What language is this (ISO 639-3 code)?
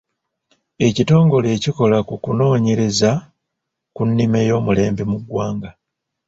lug